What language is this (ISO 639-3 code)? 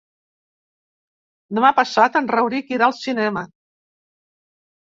cat